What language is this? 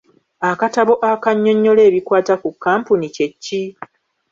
Ganda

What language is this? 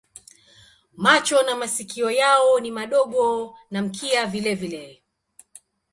Swahili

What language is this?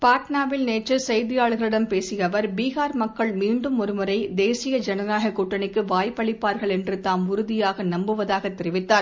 Tamil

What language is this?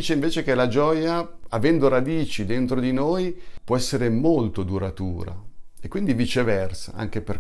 Italian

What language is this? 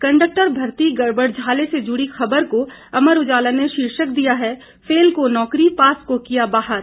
Hindi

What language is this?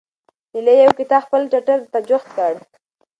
Pashto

